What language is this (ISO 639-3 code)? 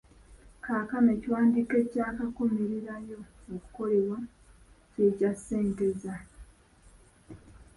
lug